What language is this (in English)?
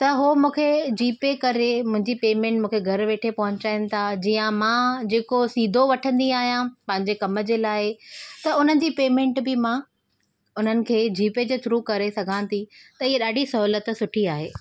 Sindhi